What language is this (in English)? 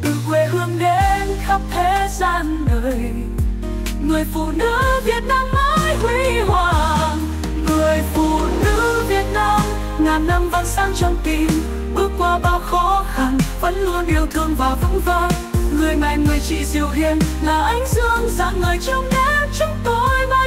Vietnamese